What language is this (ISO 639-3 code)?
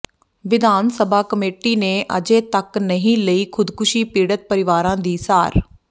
pan